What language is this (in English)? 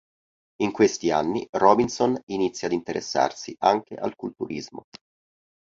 Italian